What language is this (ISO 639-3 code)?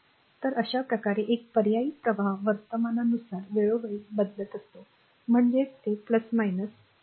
mar